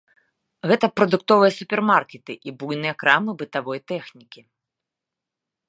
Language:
Belarusian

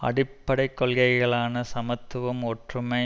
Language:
Tamil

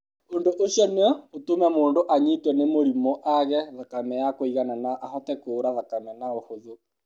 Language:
Kikuyu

